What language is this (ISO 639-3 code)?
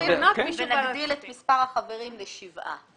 heb